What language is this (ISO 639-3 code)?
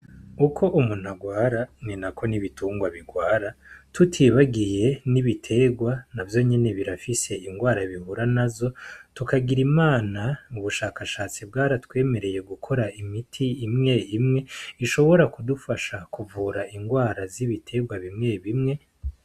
run